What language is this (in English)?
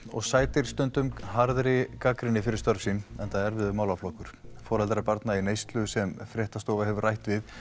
Icelandic